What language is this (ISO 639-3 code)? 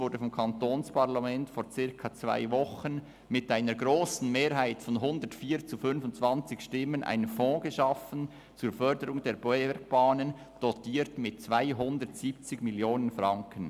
gsw